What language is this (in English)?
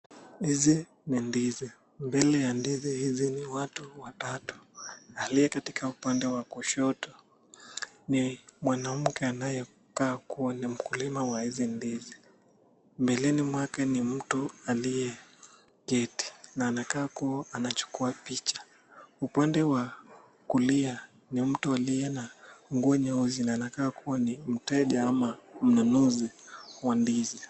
Swahili